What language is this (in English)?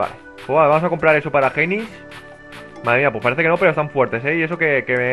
Spanish